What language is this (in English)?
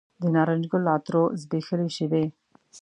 Pashto